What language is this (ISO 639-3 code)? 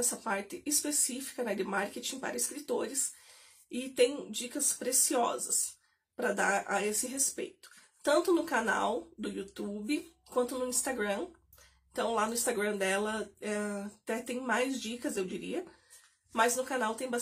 por